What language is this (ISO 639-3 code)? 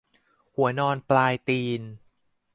tha